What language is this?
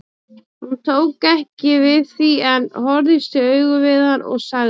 Icelandic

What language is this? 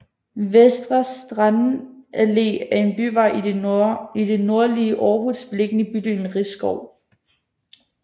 Danish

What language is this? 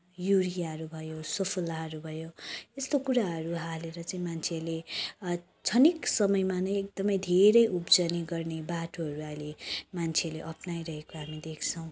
Nepali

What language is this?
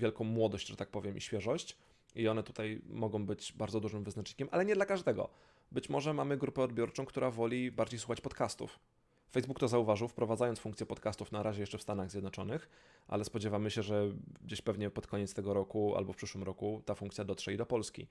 Polish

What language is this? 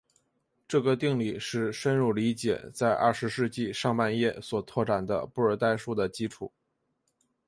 Chinese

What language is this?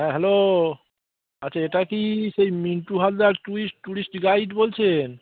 Bangla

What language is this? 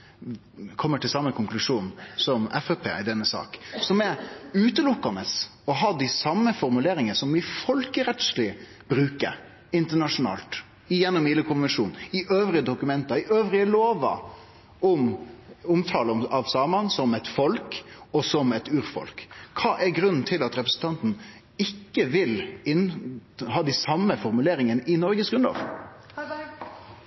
Norwegian Nynorsk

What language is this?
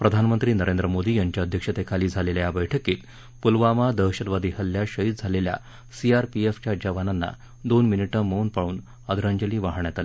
Marathi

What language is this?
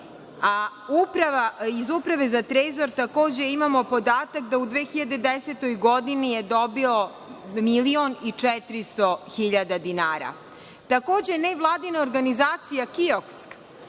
Serbian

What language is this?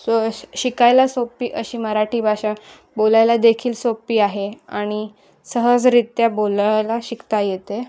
Marathi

